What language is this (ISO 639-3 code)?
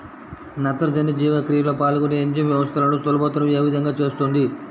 tel